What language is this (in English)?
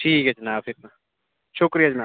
Dogri